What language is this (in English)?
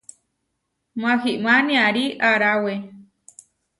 Huarijio